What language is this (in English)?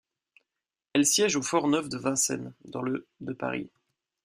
French